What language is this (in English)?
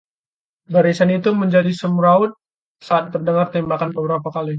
Indonesian